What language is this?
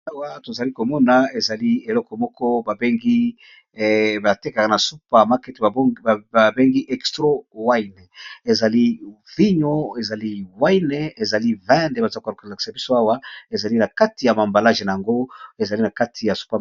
Lingala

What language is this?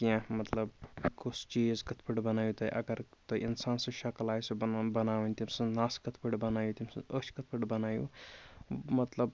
Kashmiri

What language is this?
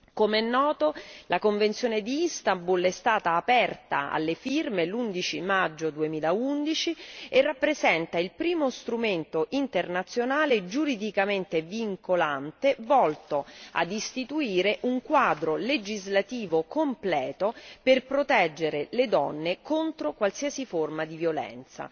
Italian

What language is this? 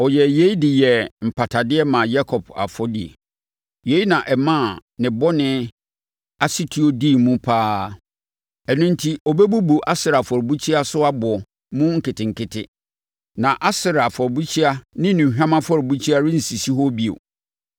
Akan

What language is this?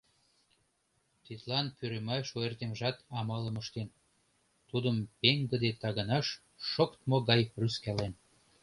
Mari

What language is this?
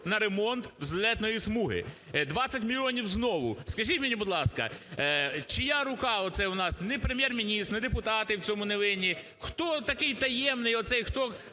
Ukrainian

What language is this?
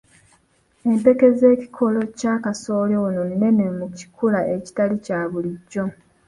Ganda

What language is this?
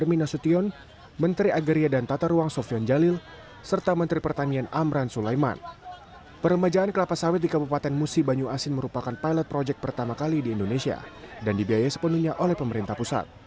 Indonesian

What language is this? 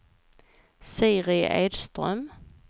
Swedish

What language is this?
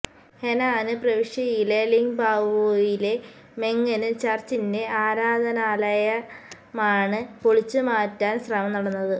Malayalam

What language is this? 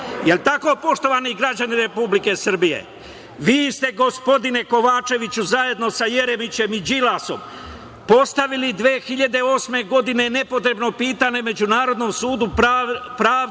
Serbian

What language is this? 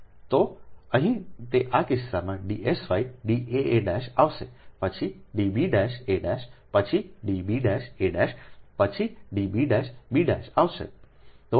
Gujarati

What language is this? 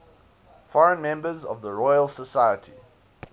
English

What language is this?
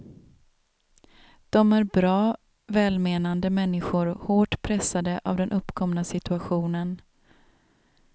Swedish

